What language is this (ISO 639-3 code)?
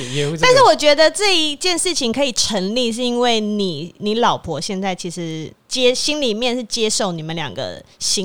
zho